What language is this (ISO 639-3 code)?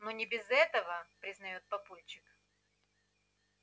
rus